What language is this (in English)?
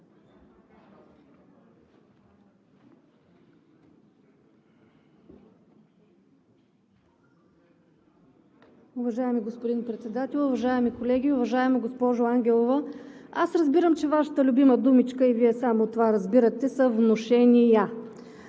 Bulgarian